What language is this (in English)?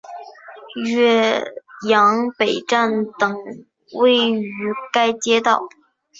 Chinese